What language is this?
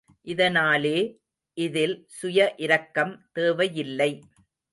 Tamil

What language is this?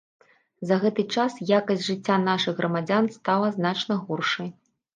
Belarusian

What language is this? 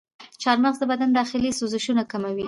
Pashto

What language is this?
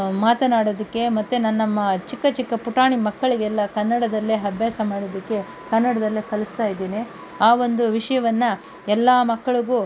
Kannada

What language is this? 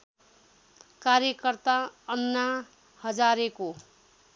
Nepali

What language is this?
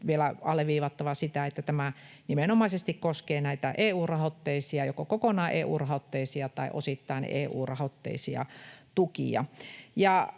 Finnish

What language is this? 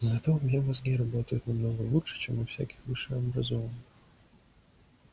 Russian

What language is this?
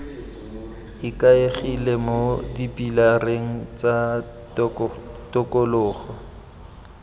Tswana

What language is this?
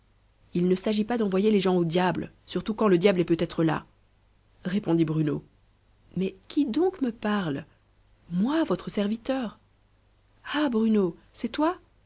French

